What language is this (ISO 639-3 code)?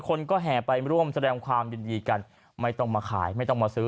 tha